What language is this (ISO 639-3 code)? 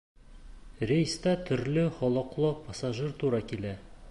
bak